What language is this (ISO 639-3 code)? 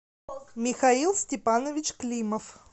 rus